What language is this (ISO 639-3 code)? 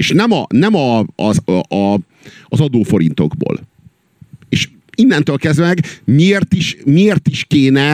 hun